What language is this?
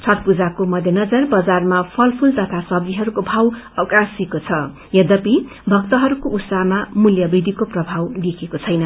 Nepali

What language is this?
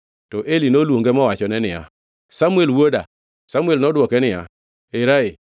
Luo (Kenya and Tanzania)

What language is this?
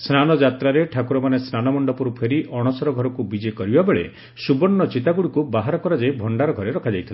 Odia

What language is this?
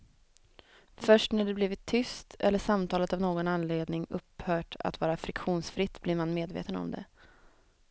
Swedish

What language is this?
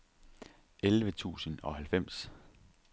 Danish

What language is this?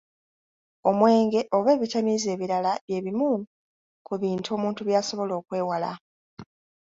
Ganda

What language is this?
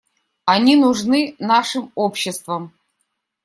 Russian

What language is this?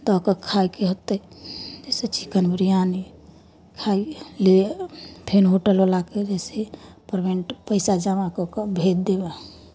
Maithili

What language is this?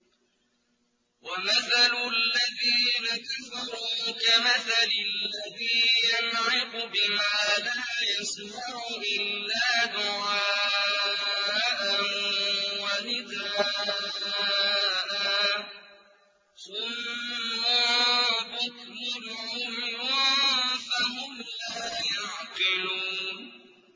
Arabic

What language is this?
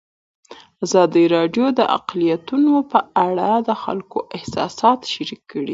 Pashto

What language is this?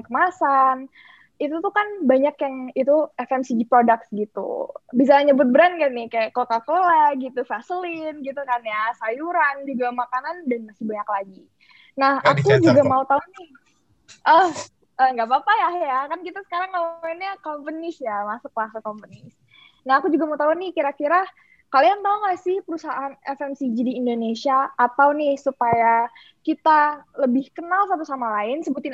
Indonesian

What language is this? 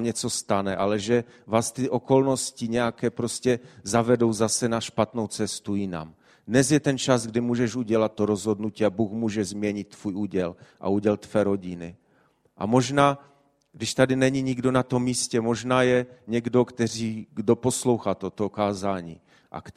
Czech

